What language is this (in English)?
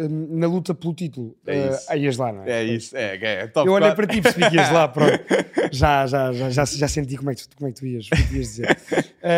Portuguese